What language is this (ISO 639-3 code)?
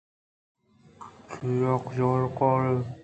bgp